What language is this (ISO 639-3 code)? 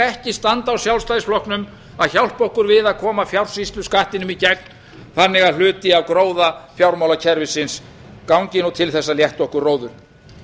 isl